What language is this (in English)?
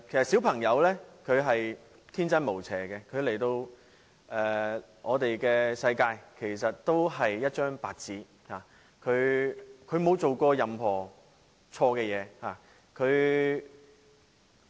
Cantonese